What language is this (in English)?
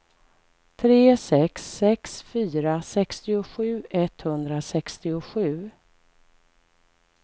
Swedish